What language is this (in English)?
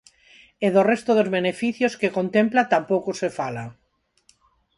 Galician